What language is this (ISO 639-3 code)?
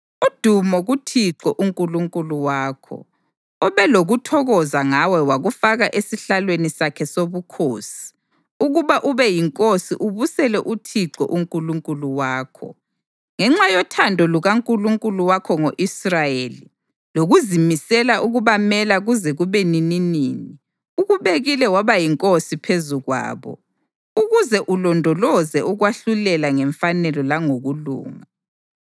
nde